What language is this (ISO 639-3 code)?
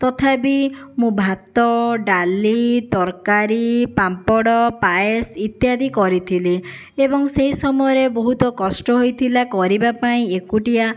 ori